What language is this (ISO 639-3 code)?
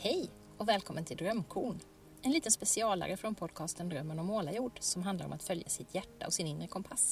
swe